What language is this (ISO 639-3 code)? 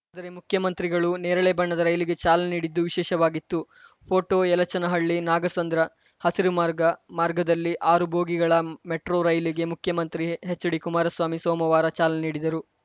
kan